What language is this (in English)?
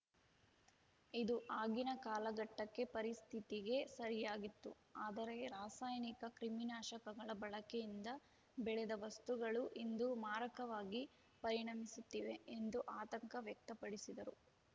Kannada